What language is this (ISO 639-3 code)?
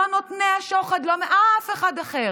heb